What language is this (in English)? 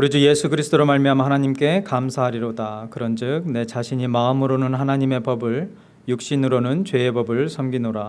Korean